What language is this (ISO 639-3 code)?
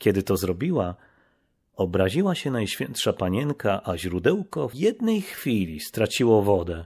pol